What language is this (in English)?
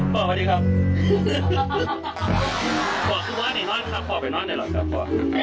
Thai